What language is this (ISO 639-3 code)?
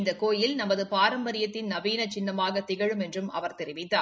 tam